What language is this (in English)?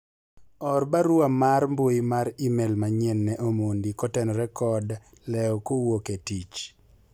Luo (Kenya and Tanzania)